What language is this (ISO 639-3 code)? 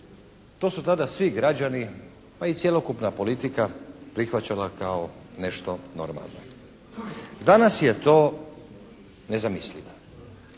hrv